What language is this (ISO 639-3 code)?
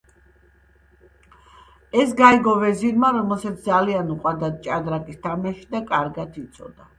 kat